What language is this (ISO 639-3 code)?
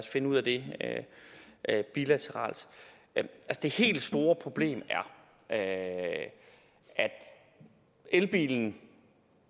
dan